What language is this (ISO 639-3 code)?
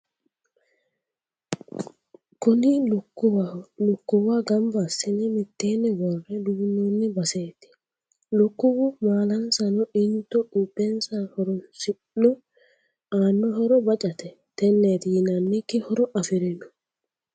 sid